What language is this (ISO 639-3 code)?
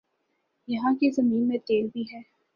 urd